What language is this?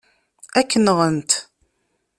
Kabyle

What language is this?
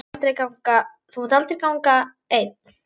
Icelandic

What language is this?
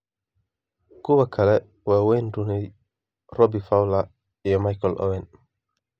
Somali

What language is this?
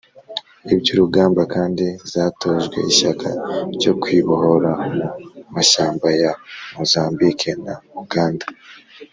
Kinyarwanda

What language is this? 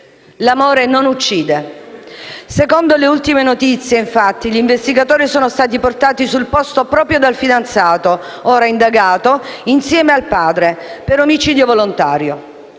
Italian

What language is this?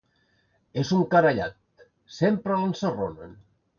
Catalan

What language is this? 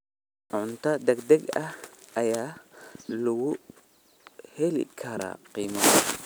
Somali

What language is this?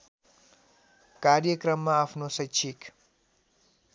Nepali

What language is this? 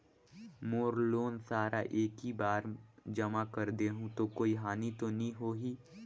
Chhattisgarhi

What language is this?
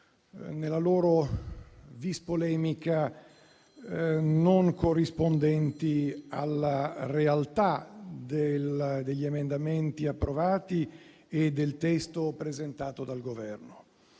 Italian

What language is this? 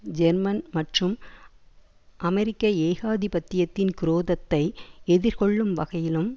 Tamil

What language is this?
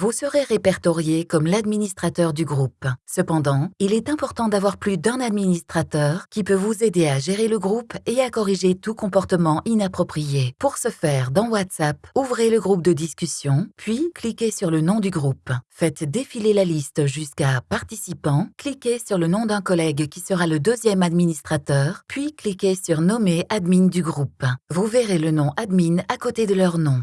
French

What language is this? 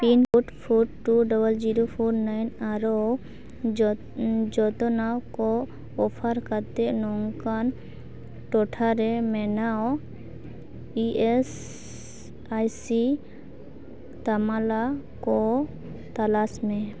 Santali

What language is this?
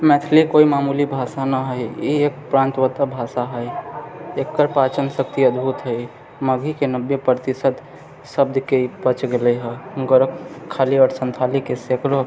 Maithili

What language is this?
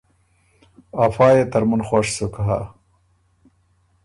Ormuri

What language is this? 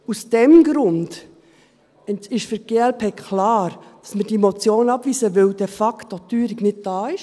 Swiss German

